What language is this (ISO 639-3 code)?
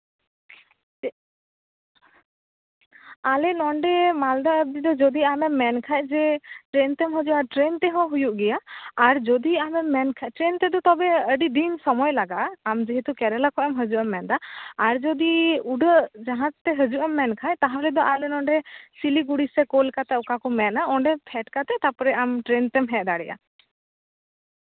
sat